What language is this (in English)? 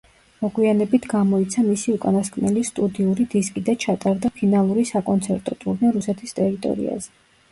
Georgian